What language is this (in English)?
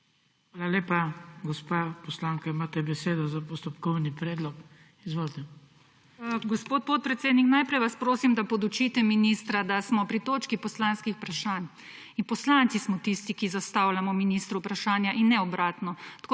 Slovenian